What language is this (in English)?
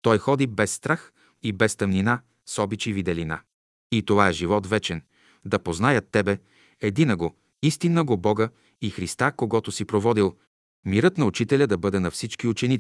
Bulgarian